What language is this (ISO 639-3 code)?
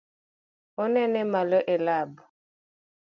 luo